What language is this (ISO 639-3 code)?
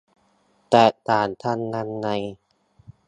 tha